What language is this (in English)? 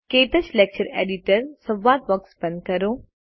Gujarati